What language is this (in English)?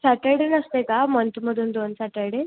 Marathi